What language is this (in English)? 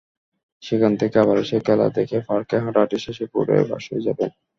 Bangla